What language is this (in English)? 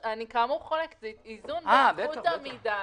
Hebrew